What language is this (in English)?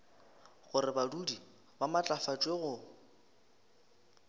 Northern Sotho